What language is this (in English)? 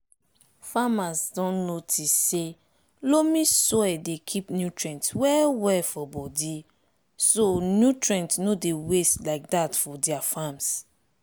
Nigerian Pidgin